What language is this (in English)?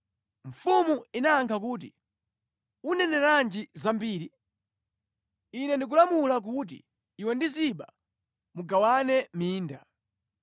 Nyanja